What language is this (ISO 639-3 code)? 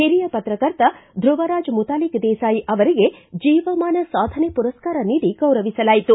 kan